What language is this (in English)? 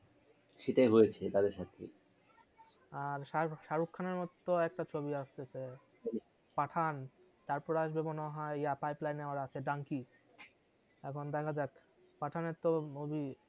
Bangla